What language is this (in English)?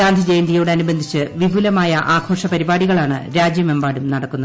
Malayalam